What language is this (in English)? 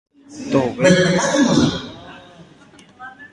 Guarani